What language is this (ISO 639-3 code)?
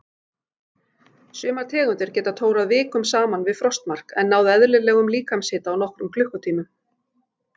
isl